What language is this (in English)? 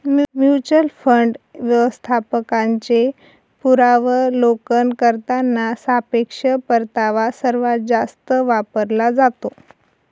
Marathi